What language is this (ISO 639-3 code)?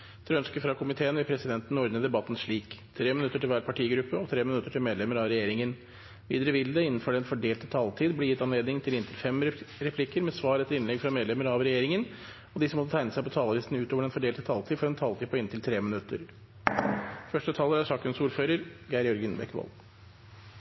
nob